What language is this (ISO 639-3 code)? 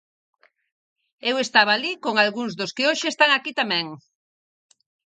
glg